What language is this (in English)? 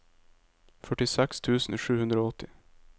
Norwegian